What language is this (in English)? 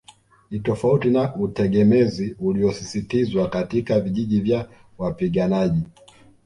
Swahili